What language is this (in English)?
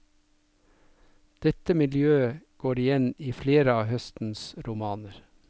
Norwegian